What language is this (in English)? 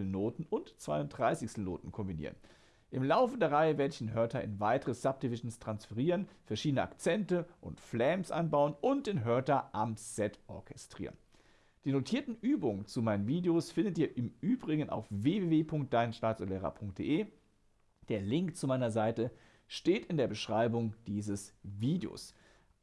German